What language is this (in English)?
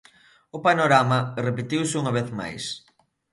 Galician